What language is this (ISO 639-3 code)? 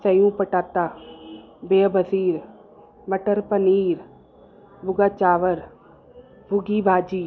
snd